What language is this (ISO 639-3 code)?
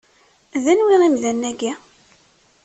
kab